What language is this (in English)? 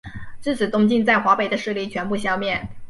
Chinese